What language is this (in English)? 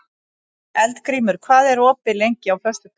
Icelandic